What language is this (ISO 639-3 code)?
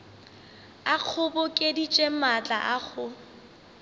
nso